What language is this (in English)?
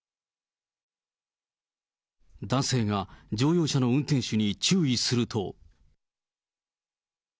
Japanese